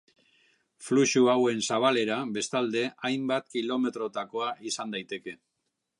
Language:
Basque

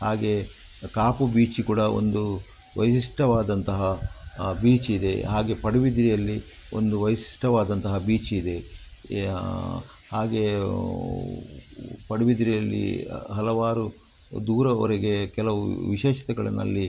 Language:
Kannada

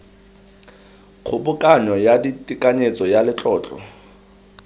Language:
Tswana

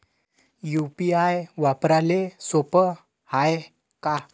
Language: Marathi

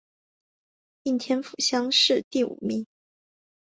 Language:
Chinese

